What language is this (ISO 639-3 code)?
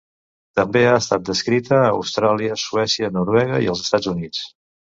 cat